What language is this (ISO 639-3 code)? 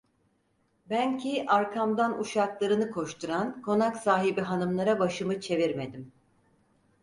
tur